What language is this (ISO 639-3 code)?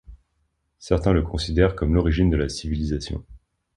fra